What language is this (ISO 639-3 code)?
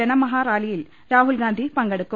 mal